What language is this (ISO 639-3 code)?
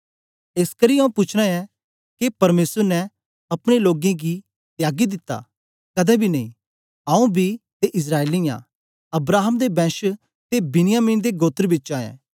doi